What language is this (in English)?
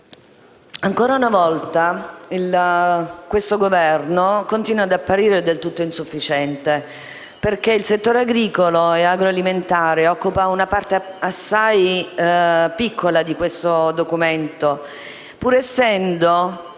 Italian